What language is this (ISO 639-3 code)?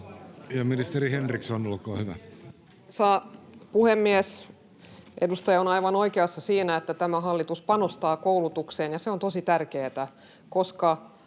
fin